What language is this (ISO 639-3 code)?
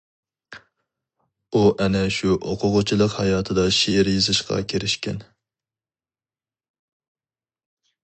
uig